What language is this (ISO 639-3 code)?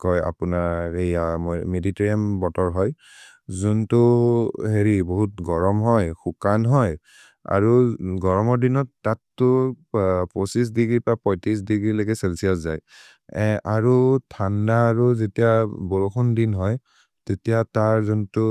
mrr